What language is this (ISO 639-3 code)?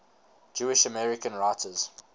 eng